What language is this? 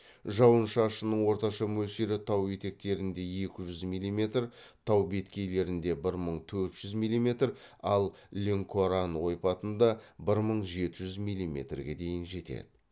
Kazakh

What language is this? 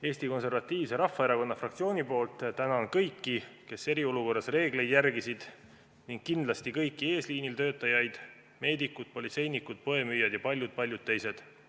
Estonian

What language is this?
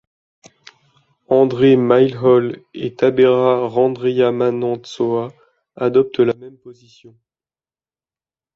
French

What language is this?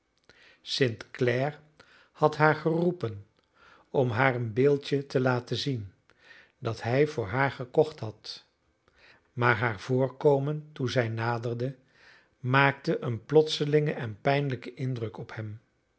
Dutch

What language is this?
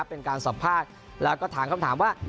Thai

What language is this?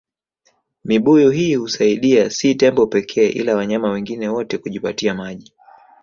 Swahili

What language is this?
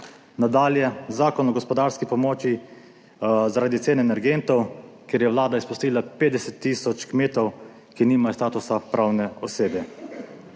Slovenian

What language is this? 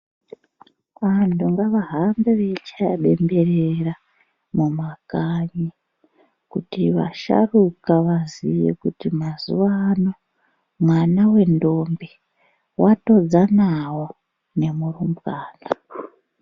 Ndau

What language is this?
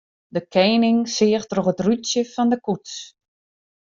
Western Frisian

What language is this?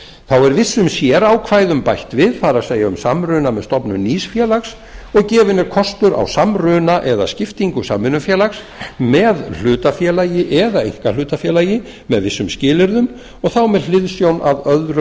Icelandic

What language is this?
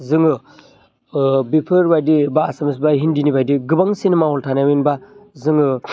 Bodo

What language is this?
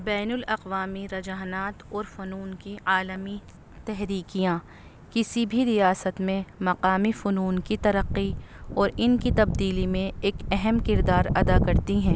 Urdu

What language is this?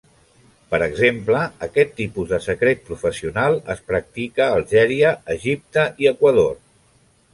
Catalan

